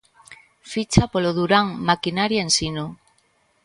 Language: Galician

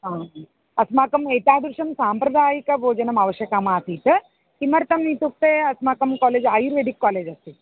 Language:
Sanskrit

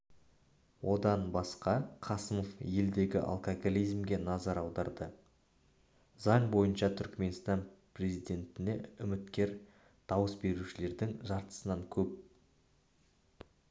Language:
Kazakh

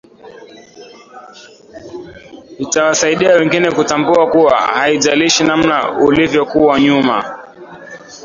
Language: Swahili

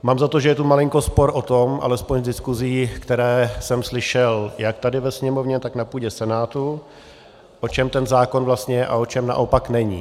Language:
Czech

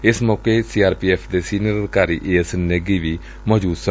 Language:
Punjabi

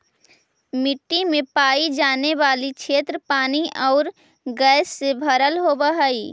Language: Magahi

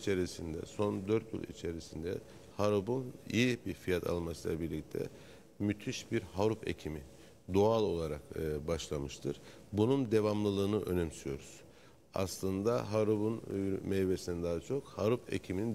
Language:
Turkish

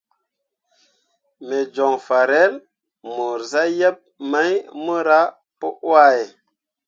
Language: Mundang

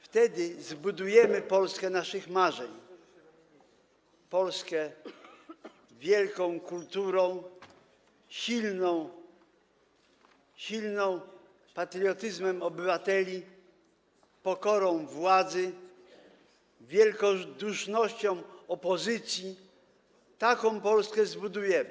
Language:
Polish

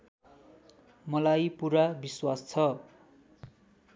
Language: Nepali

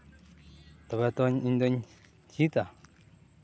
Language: Santali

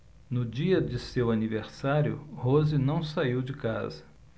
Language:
Portuguese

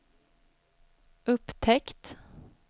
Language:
Swedish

